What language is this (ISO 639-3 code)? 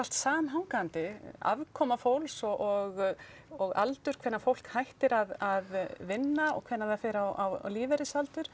isl